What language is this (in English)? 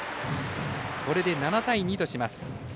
Japanese